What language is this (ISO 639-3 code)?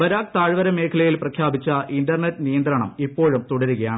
mal